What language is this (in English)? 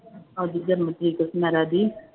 Punjabi